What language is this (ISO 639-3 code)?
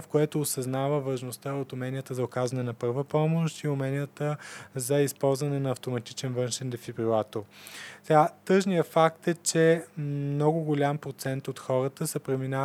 bul